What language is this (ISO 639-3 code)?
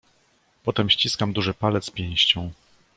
pol